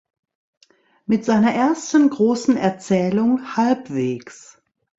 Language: German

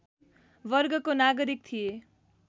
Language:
Nepali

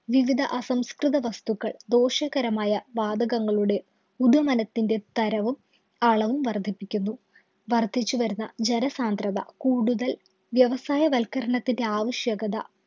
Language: Malayalam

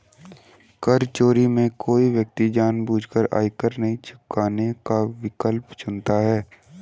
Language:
Hindi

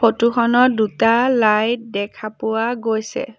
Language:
Assamese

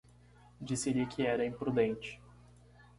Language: Portuguese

